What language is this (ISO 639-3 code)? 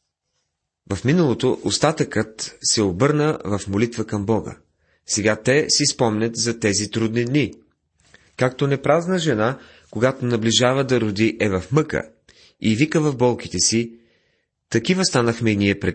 bul